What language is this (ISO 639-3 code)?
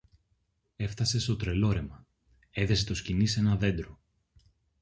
ell